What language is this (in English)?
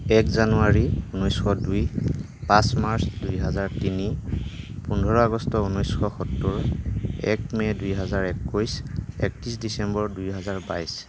Assamese